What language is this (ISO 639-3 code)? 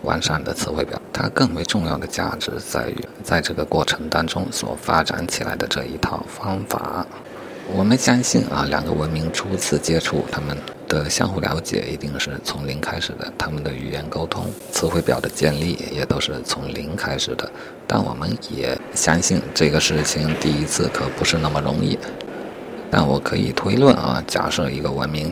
zho